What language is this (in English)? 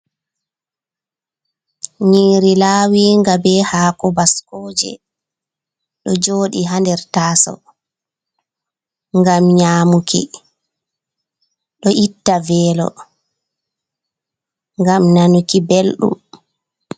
Fula